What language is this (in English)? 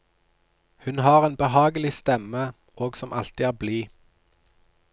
Norwegian